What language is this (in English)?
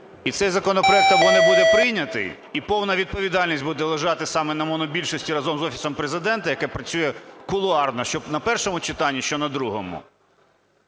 Ukrainian